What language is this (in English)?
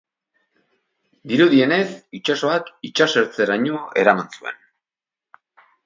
Basque